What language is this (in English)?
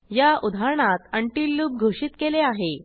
Marathi